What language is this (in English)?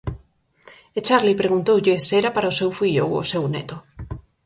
Galician